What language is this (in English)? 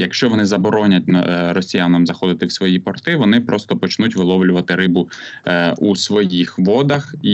Ukrainian